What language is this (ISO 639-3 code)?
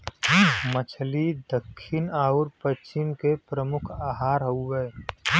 bho